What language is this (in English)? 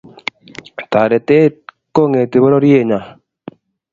Kalenjin